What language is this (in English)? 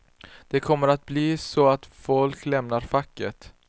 Swedish